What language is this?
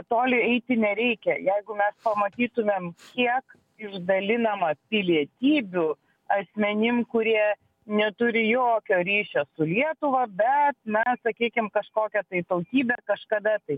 Lithuanian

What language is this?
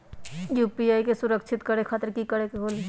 Magahi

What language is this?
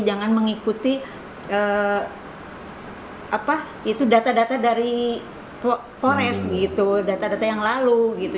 Indonesian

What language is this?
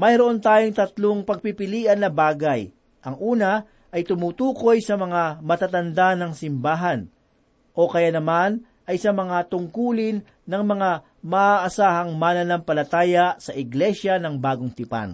Filipino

